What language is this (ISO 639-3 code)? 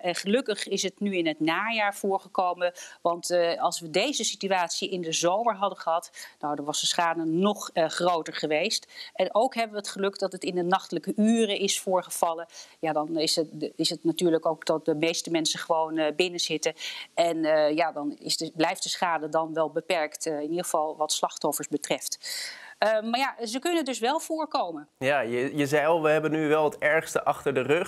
nld